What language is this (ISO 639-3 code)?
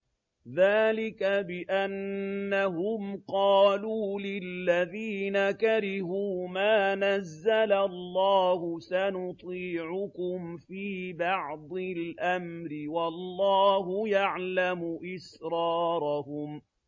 ara